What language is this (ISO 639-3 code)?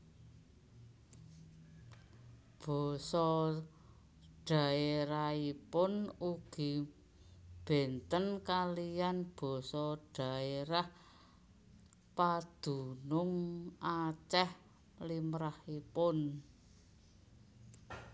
jav